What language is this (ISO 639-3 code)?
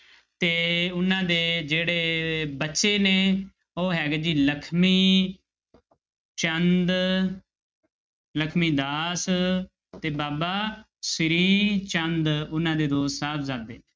pan